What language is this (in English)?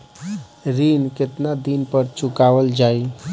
Bhojpuri